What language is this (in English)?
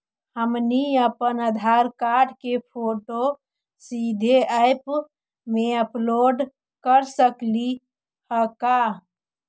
Magahi